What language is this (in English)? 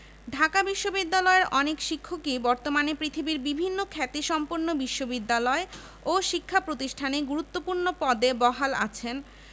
Bangla